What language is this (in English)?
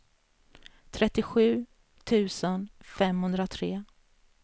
Swedish